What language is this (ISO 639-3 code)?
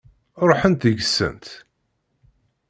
kab